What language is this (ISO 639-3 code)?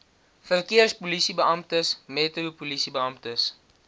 afr